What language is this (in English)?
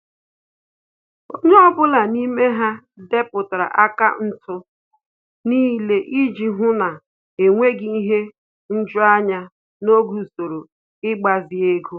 Igbo